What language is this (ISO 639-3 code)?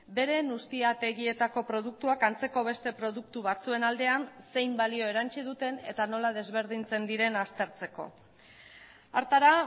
eus